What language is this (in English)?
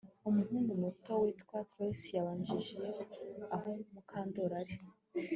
Kinyarwanda